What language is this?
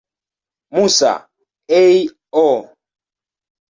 Swahili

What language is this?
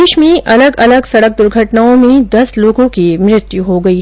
Hindi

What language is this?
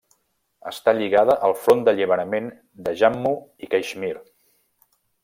Catalan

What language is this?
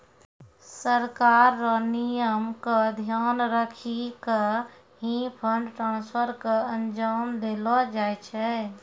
Maithili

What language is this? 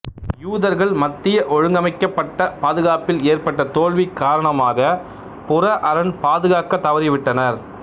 Tamil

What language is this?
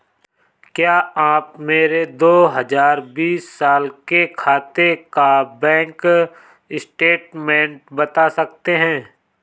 Hindi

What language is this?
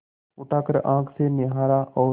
Hindi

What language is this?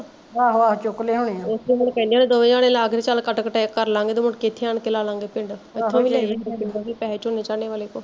Punjabi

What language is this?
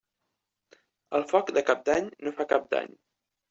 Catalan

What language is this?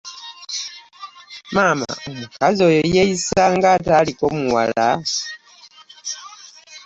Ganda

